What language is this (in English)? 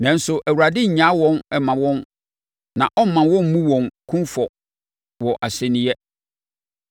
Akan